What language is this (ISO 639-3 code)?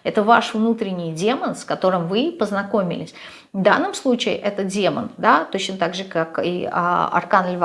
rus